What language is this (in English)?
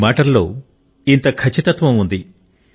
Telugu